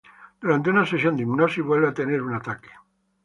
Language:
Spanish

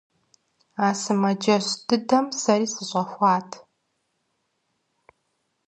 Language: Kabardian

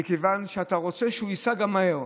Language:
Hebrew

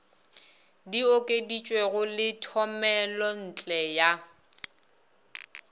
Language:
Northern Sotho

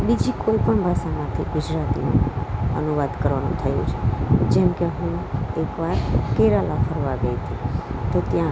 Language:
Gujarati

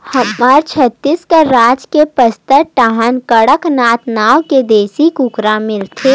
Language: Chhattisgarhi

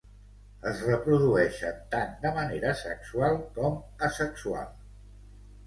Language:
Catalan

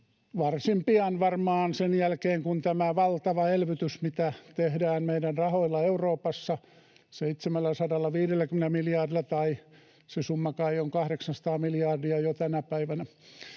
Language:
Finnish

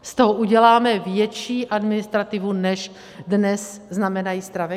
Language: Czech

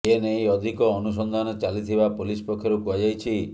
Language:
Odia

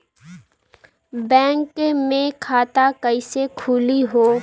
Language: Bhojpuri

